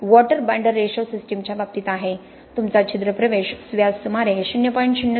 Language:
Marathi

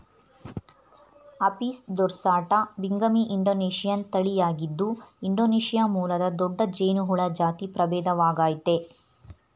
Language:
Kannada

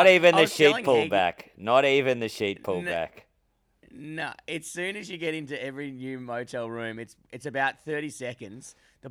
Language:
English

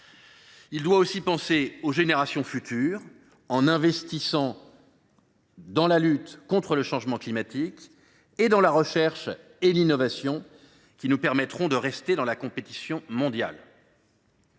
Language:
French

